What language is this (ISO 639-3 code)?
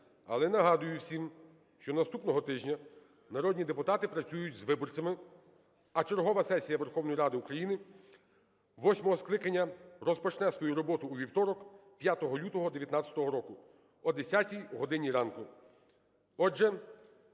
ukr